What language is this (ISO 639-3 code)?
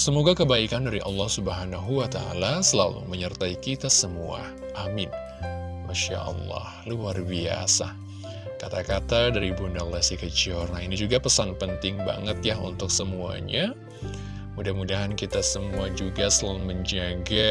ind